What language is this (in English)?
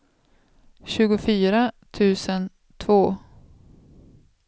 Swedish